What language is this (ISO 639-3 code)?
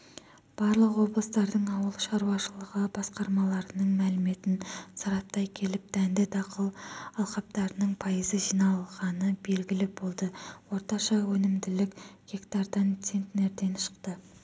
kaz